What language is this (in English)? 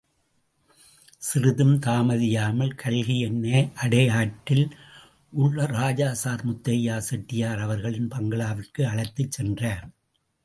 Tamil